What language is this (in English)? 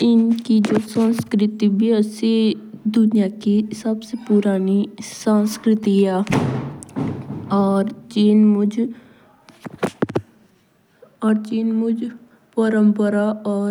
Jaunsari